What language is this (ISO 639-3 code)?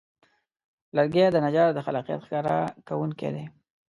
pus